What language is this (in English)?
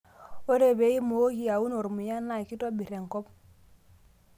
Masai